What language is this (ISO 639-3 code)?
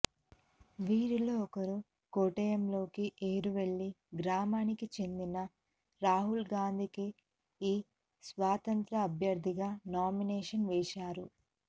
tel